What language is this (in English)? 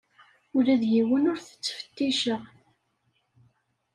Kabyle